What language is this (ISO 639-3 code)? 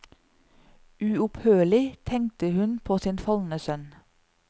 nor